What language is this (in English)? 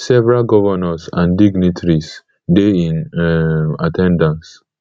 Nigerian Pidgin